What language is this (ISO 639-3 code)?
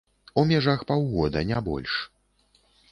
bel